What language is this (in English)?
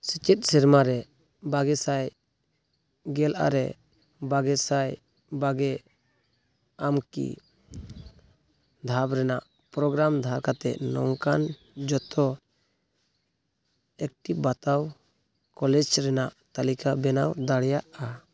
Santali